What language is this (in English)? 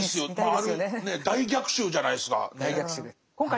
Japanese